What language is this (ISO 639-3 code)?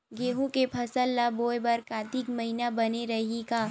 hne